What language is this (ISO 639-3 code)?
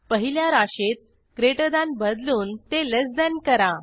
mar